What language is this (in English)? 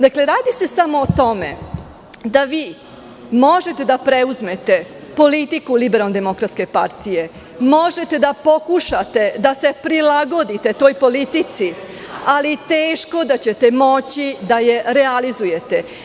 Serbian